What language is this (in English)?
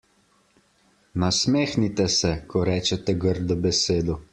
Slovenian